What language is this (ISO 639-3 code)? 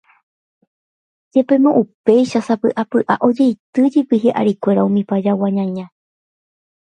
grn